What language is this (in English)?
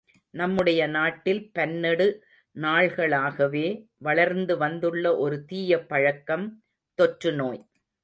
Tamil